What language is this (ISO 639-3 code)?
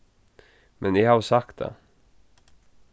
fao